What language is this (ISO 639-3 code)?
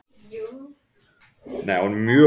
isl